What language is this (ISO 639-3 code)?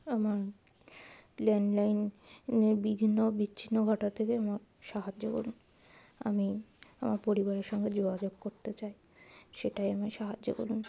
ben